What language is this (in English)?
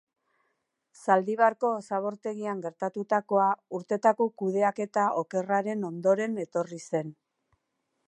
Basque